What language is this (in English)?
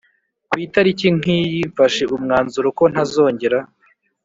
Kinyarwanda